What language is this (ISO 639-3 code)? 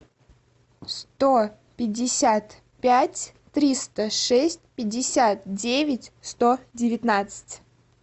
rus